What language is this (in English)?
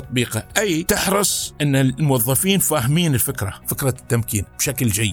Arabic